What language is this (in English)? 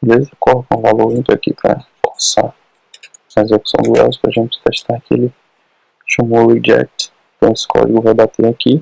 Portuguese